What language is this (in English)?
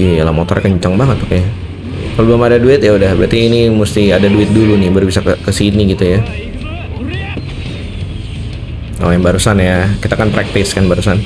Indonesian